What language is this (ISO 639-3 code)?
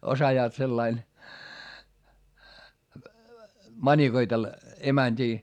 fin